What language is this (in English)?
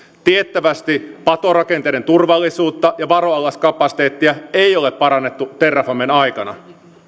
Finnish